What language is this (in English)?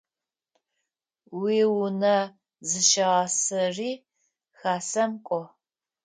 Adyghe